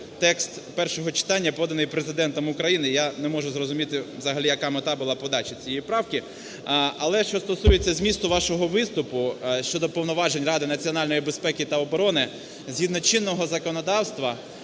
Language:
Ukrainian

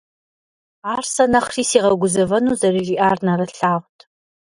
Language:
Kabardian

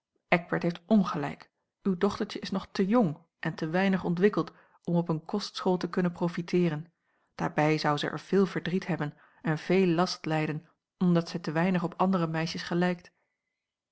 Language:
Dutch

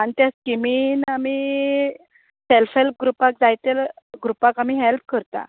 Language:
Konkani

